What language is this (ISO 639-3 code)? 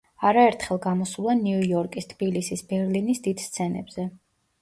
kat